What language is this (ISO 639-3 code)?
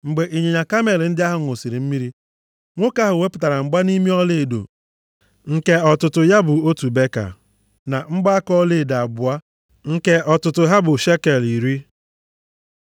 ibo